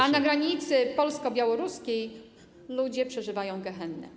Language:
Polish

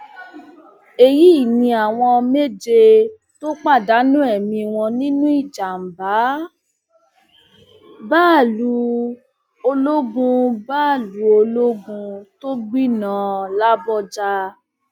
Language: Yoruba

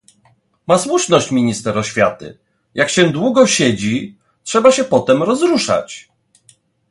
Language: Polish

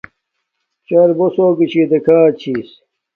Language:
Domaaki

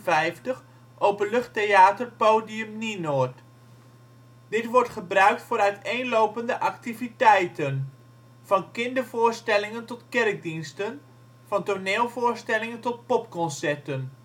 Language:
Dutch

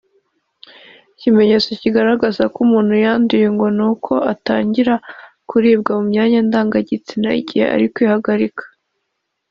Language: Kinyarwanda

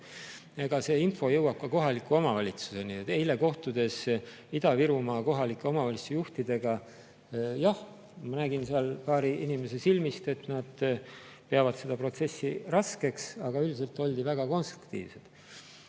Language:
Estonian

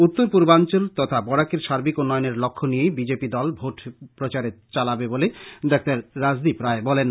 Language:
Bangla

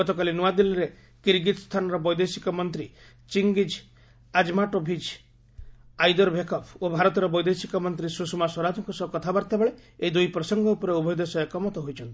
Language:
Odia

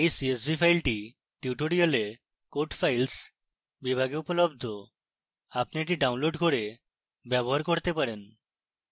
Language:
Bangla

